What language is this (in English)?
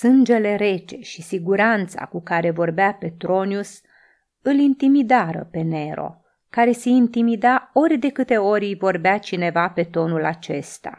Romanian